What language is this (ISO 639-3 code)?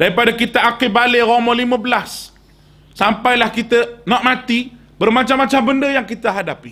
msa